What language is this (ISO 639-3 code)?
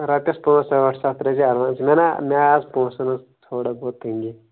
kas